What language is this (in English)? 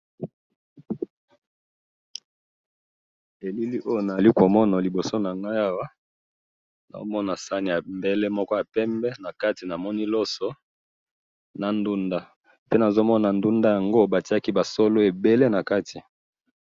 Lingala